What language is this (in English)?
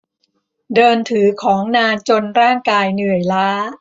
Thai